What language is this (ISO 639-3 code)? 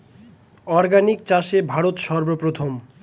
ben